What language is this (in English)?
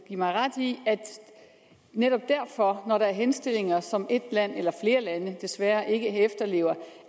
Danish